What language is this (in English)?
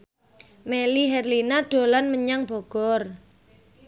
Javanese